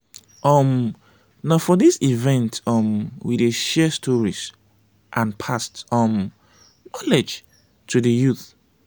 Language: Nigerian Pidgin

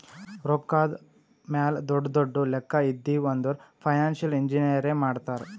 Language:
Kannada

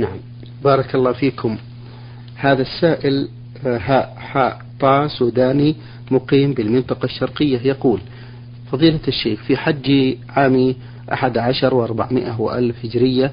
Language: Arabic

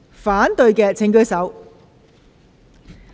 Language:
Cantonese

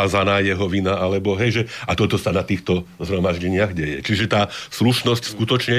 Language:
Slovak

